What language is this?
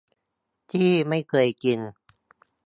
Thai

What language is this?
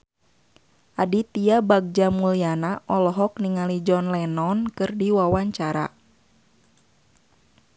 Sundanese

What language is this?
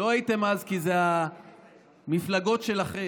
Hebrew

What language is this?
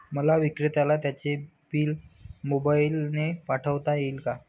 Marathi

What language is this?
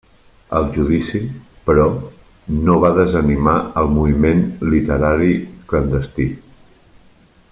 Catalan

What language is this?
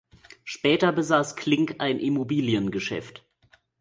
German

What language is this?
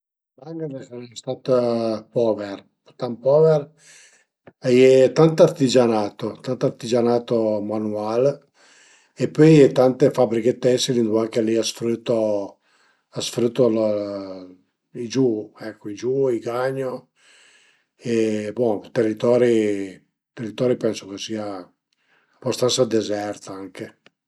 Piedmontese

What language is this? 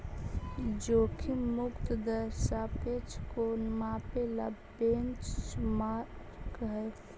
Magahi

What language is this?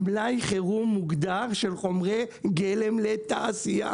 Hebrew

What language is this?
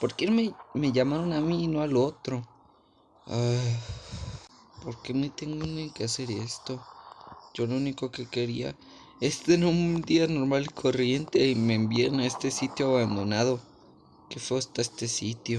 Spanish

